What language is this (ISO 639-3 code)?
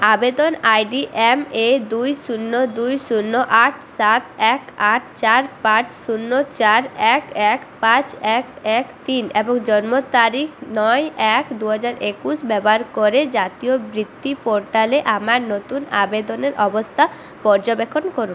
ben